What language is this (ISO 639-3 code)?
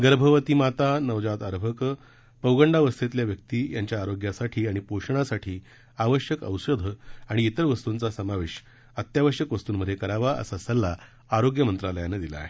mar